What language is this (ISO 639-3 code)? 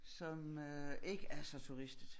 dan